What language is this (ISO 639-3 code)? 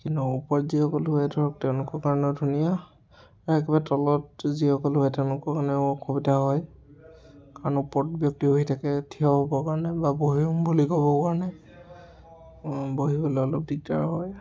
asm